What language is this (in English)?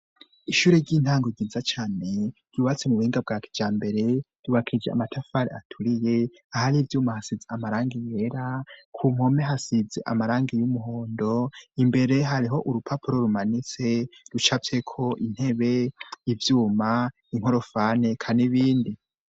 Rundi